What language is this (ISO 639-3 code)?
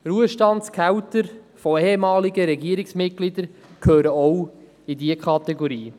gsw